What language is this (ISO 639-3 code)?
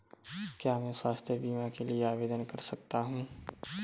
hin